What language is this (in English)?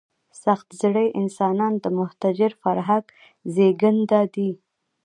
Pashto